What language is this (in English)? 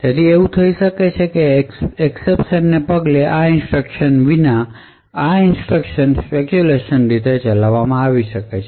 Gujarati